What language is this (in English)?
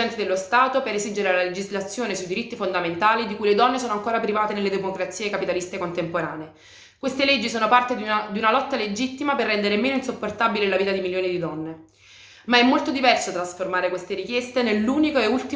Italian